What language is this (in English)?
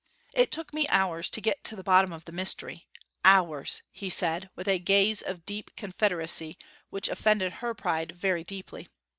English